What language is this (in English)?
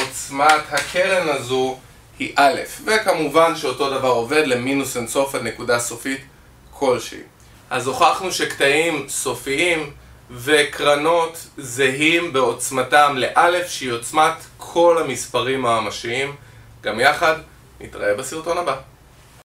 Hebrew